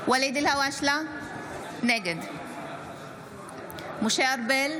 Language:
Hebrew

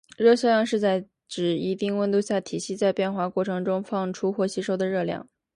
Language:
Chinese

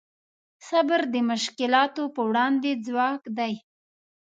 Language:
Pashto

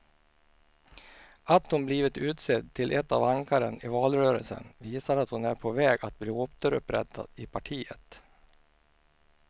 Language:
Swedish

